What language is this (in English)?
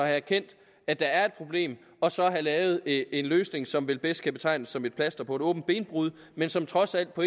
Danish